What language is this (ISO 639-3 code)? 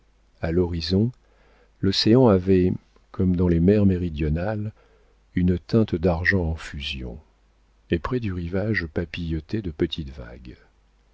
fra